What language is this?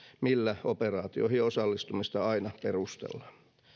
Finnish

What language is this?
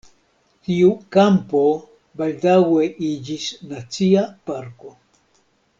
Esperanto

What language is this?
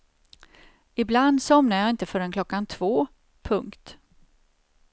Swedish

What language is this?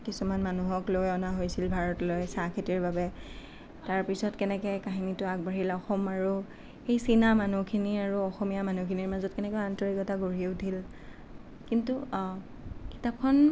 Assamese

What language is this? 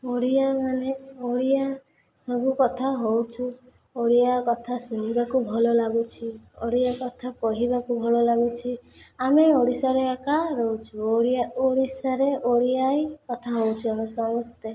Odia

